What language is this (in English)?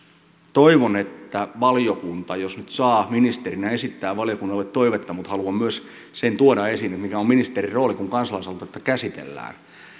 Finnish